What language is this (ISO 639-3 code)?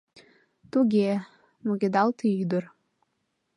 chm